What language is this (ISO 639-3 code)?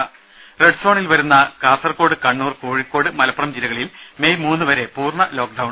mal